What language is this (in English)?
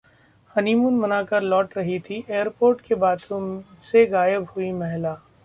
Hindi